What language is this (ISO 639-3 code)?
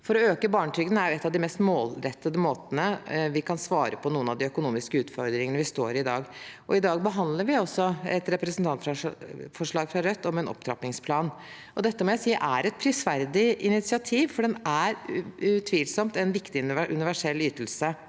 nor